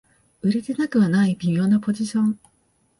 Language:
Japanese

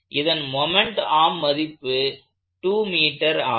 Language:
Tamil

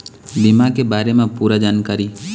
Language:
Chhattisgarhi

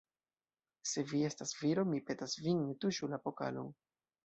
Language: Esperanto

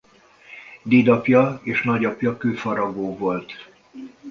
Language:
Hungarian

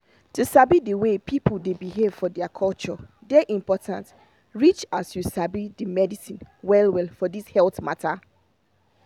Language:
Nigerian Pidgin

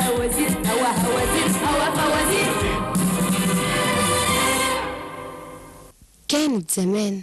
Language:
Arabic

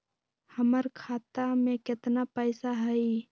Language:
Magahi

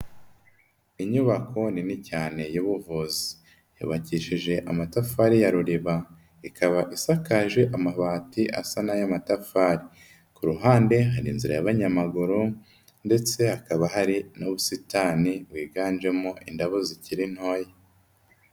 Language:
Kinyarwanda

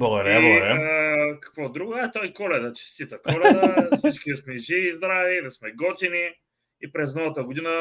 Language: Bulgarian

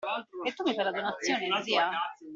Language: Italian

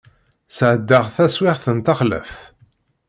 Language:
Kabyle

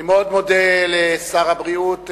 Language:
Hebrew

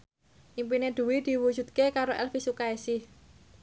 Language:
Javanese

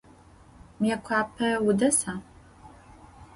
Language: Adyghe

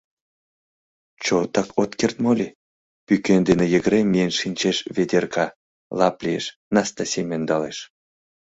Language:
Mari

